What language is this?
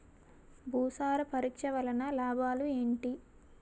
Telugu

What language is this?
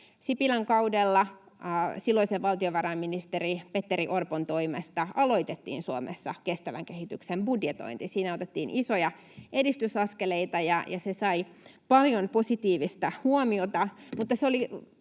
Finnish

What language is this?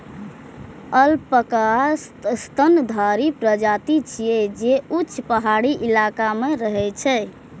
Maithili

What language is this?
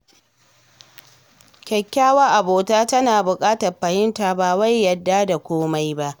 Hausa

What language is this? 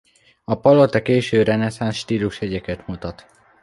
Hungarian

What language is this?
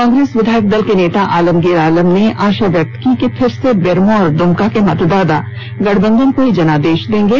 Hindi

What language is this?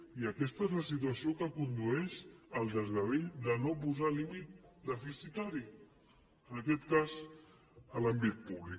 Catalan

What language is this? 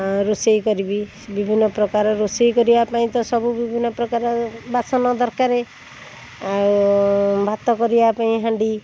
Odia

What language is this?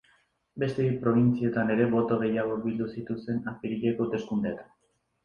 Basque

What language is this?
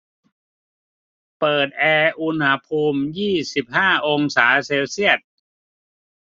Thai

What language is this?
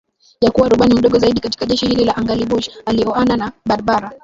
Swahili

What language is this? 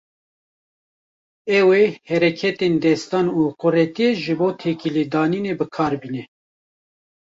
Kurdish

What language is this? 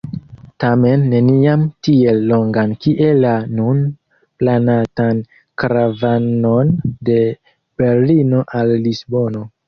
Esperanto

